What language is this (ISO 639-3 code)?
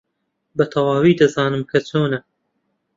ckb